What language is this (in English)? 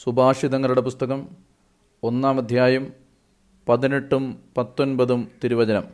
Malayalam